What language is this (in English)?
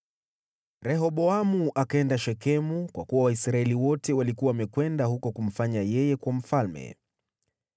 Swahili